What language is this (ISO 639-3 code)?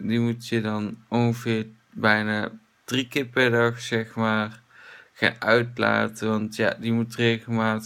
nld